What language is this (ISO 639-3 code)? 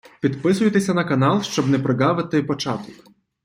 ukr